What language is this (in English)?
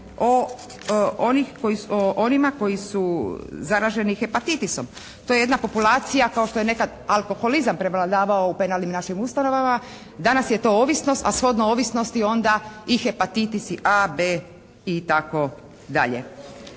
Croatian